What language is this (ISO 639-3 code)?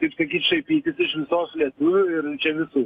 lit